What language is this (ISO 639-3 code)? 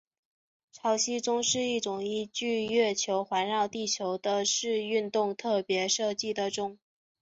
zho